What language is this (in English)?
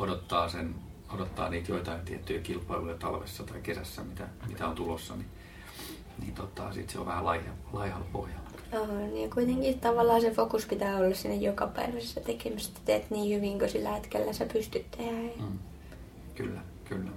Finnish